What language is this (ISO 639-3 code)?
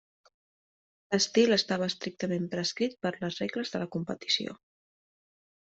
cat